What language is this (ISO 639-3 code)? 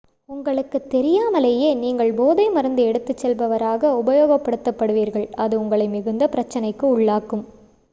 tam